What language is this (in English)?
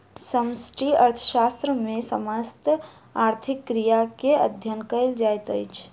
Maithili